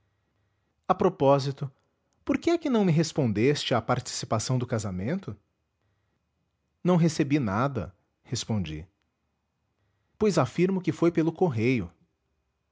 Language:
Portuguese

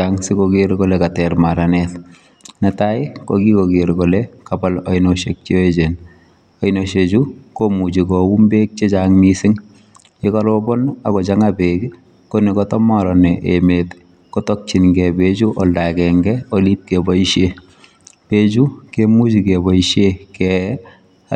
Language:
Kalenjin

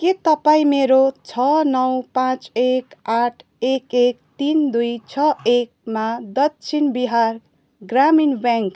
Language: Nepali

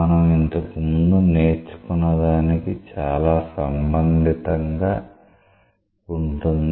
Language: Telugu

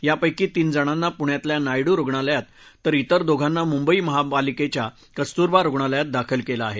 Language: Marathi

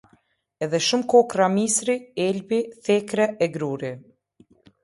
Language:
Albanian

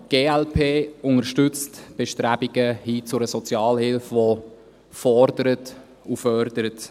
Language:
Swiss German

